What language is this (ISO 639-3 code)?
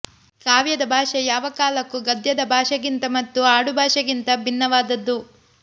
kan